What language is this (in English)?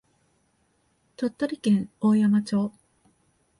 Japanese